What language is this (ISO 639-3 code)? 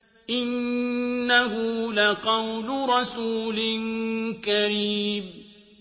ara